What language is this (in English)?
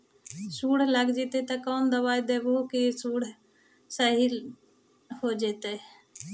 Magahi